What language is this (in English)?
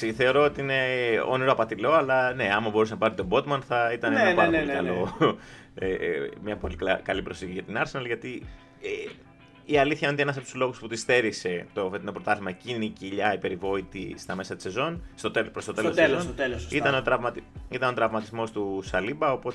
Greek